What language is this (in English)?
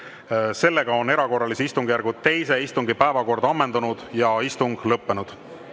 Estonian